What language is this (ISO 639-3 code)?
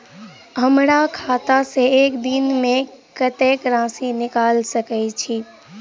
mai